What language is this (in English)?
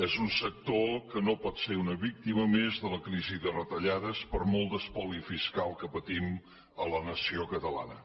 Catalan